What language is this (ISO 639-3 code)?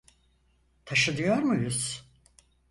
tur